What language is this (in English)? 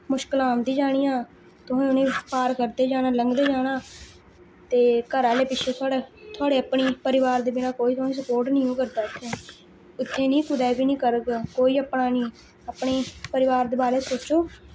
Dogri